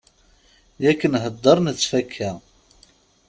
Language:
Kabyle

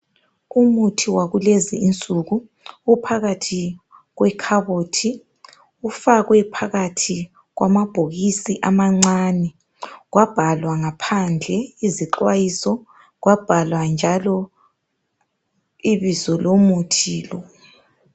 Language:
North Ndebele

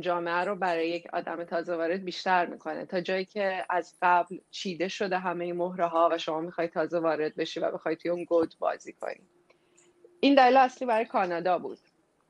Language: Persian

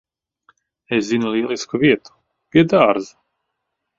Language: Latvian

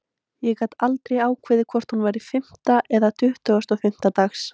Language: Icelandic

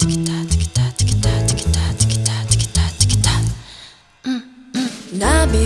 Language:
Indonesian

